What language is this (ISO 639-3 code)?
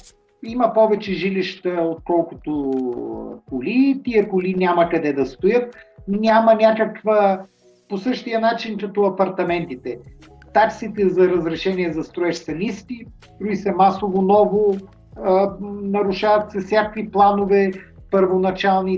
bul